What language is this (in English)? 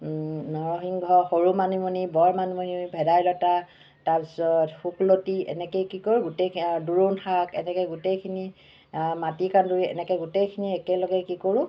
Assamese